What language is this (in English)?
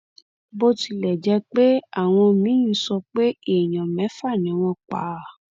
Yoruba